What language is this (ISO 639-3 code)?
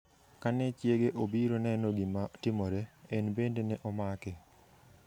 luo